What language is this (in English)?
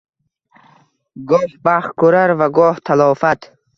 Uzbek